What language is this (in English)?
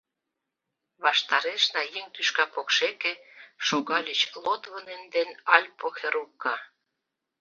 Mari